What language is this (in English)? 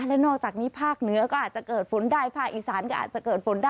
Thai